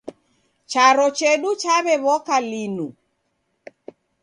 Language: Taita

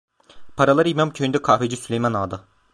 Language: Turkish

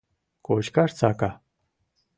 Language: Mari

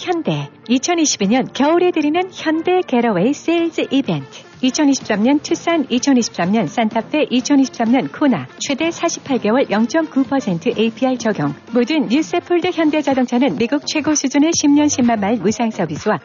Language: Korean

